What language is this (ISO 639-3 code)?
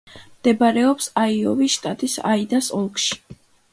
kat